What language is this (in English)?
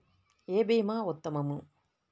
Telugu